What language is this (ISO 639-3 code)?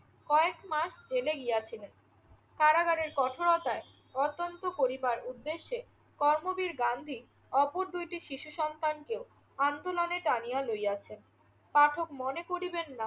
ben